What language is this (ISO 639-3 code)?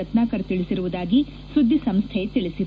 kan